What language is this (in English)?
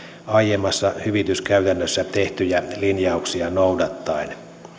Finnish